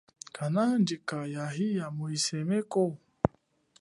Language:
Chokwe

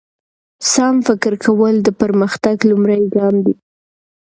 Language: Pashto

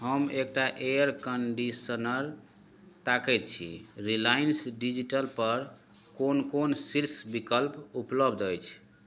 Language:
Maithili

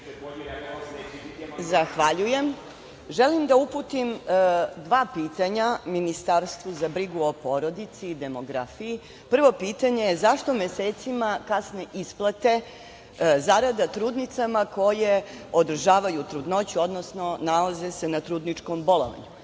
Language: Serbian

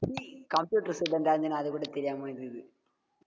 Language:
Tamil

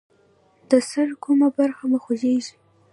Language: Pashto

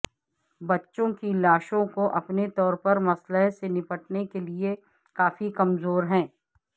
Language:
Urdu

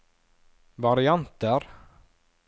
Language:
Norwegian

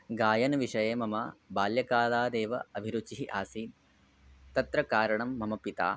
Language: Sanskrit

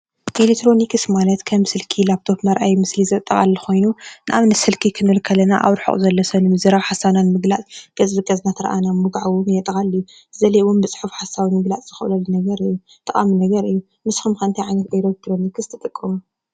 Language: Tigrinya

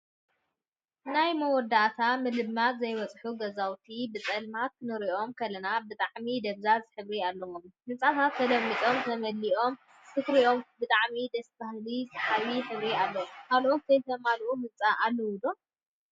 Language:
Tigrinya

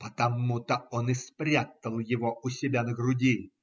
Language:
Russian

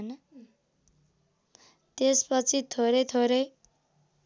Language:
Nepali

